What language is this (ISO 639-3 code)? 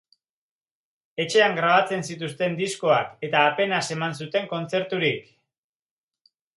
eus